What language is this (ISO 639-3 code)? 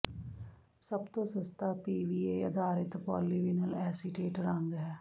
pan